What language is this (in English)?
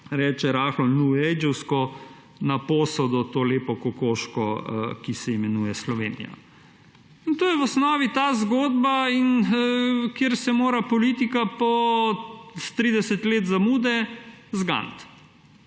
Slovenian